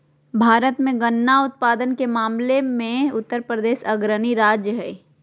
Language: Magahi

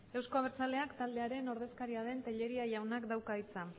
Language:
Basque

